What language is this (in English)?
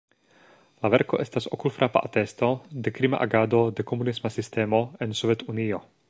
Esperanto